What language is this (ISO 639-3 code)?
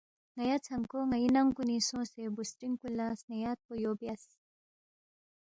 bft